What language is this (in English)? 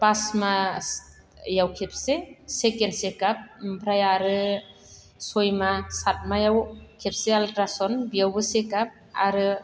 Bodo